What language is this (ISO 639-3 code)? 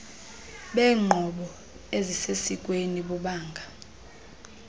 xho